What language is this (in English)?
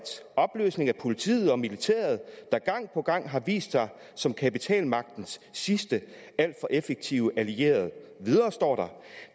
Danish